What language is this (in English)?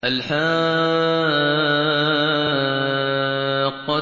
Arabic